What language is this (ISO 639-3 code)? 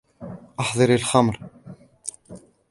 ara